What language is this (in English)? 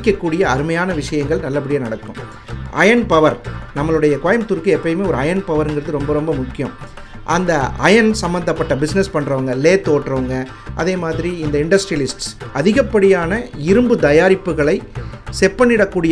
Tamil